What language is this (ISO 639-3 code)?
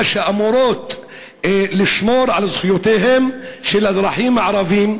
heb